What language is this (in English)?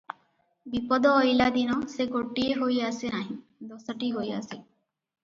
Odia